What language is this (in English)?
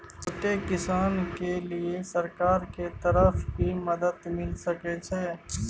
Maithili